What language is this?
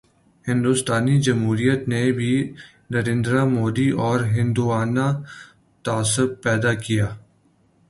Urdu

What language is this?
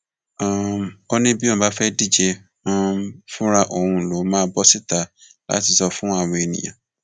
Yoruba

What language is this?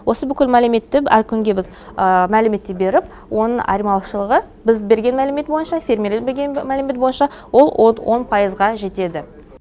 Kazakh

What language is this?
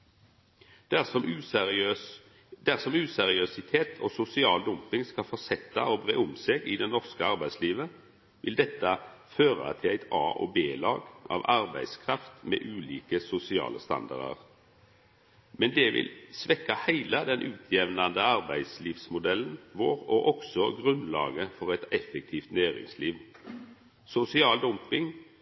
Norwegian Nynorsk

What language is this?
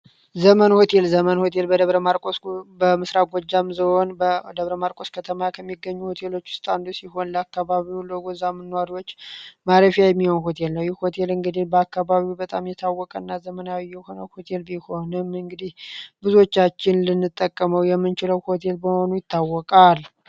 Amharic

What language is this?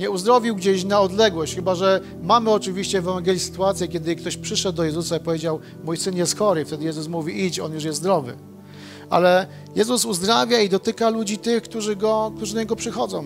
Polish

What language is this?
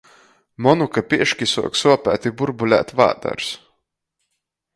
Latgalian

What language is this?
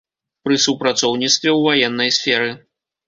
Belarusian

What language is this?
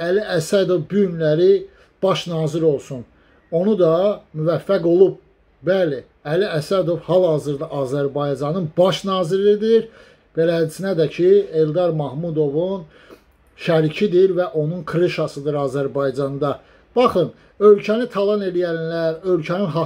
Turkish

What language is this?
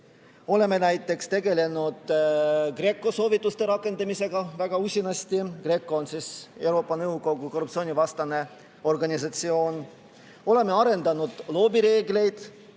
Estonian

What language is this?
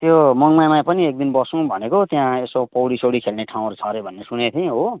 Nepali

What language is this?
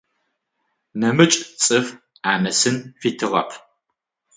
Adyghe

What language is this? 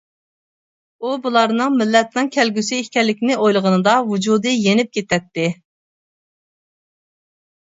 Uyghur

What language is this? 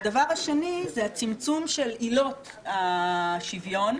Hebrew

